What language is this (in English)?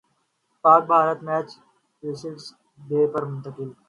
Urdu